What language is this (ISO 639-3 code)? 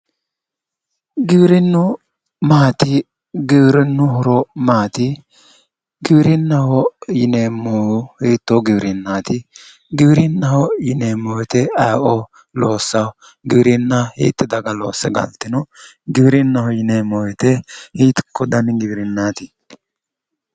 sid